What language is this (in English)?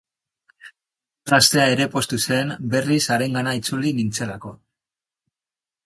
Basque